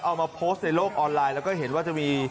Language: Thai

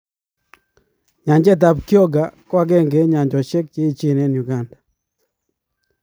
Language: Kalenjin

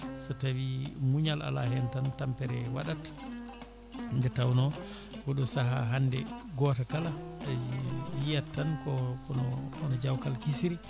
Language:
Fula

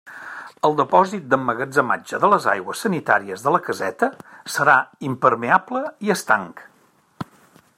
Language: Catalan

